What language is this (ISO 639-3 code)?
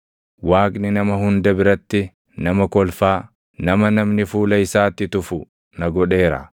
orm